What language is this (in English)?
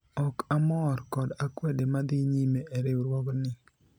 Luo (Kenya and Tanzania)